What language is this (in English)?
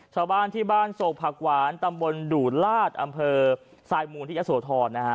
Thai